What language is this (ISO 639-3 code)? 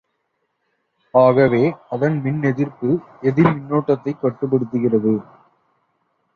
tam